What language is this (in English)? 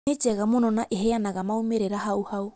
Kikuyu